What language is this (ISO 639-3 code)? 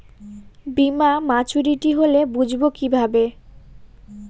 ben